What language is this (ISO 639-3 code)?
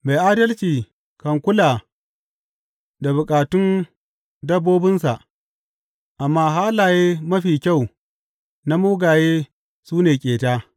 hau